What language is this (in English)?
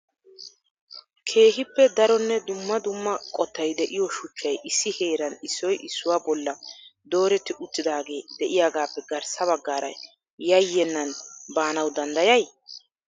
Wolaytta